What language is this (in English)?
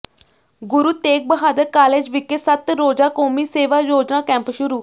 Punjabi